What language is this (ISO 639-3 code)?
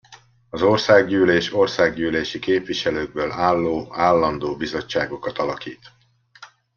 hun